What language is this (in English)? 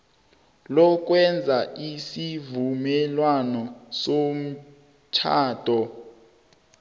South Ndebele